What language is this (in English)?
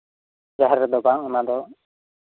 Santali